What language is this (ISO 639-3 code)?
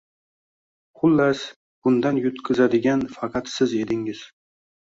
uzb